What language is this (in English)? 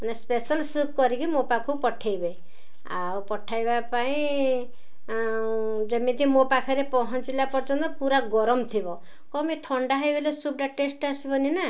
Odia